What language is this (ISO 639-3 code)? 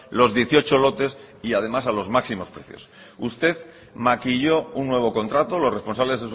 spa